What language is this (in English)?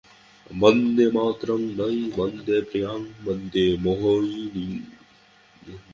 Bangla